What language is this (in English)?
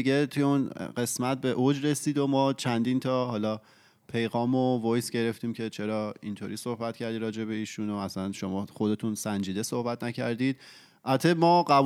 Persian